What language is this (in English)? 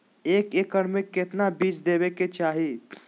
Magahi